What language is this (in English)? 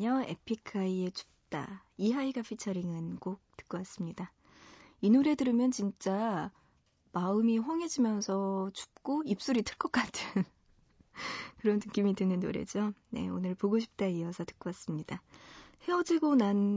Korean